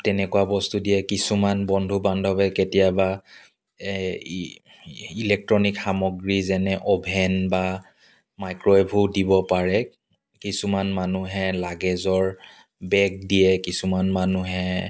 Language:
Assamese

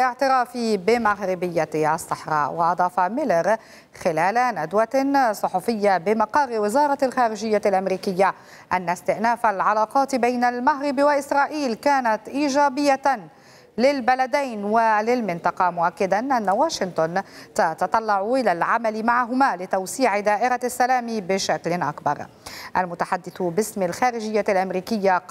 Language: Arabic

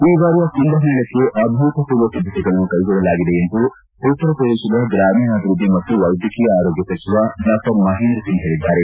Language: Kannada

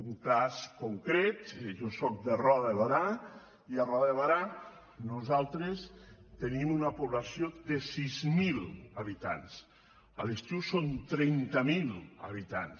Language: Catalan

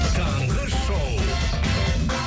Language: Kazakh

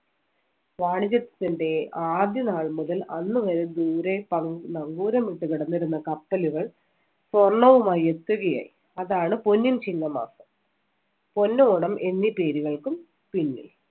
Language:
Malayalam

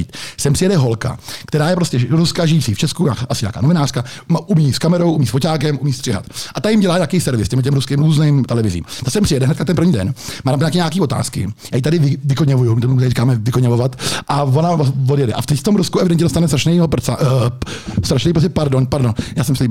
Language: Czech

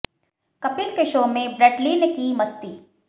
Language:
Hindi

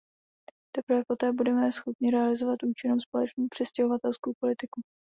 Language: Czech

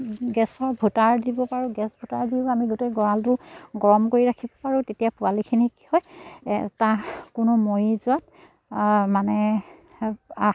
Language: Assamese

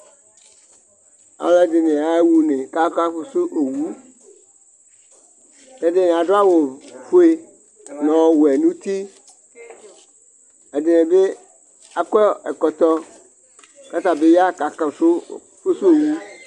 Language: Ikposo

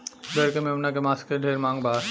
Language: Bhojpuri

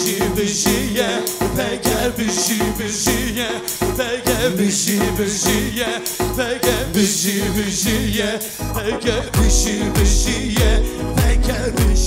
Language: Arabic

